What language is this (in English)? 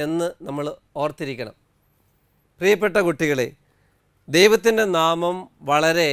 Malayalam